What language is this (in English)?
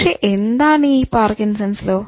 Malayalam